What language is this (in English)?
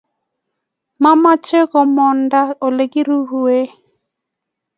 Kalenjin